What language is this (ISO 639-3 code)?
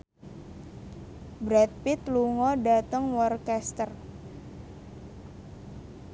jav